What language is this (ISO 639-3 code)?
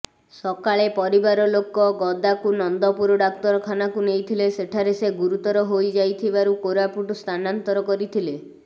ori